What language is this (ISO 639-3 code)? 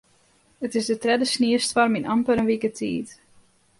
fry